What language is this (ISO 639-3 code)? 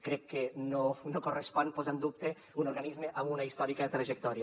cat